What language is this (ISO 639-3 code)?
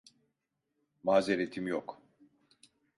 tur